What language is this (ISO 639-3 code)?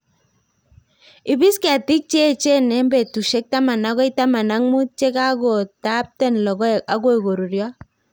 kln